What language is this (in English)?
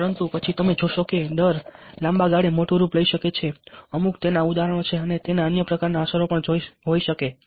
Gujarati